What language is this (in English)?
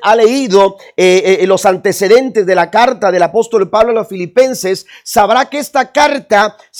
Spanish